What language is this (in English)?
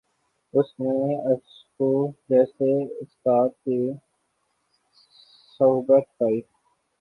Urdu